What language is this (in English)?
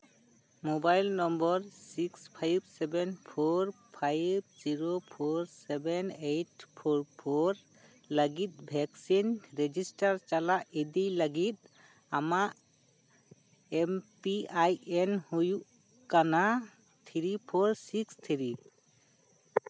Santali